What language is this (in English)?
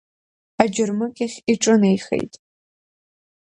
Abkhazian